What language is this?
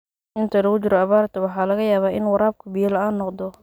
Somali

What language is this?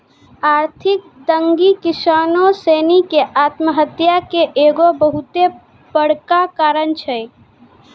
Maithili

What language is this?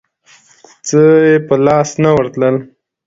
Pashto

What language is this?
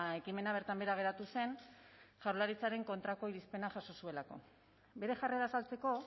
Basque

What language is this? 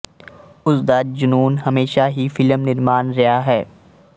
Punjabi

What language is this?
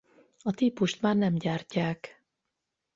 Hungarian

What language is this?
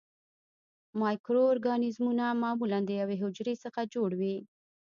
Pashto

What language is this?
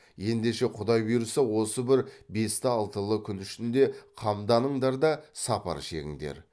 Kazakh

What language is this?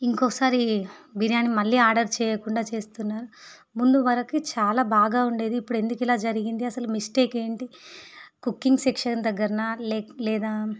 Telugu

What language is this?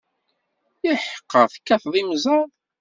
Kabyle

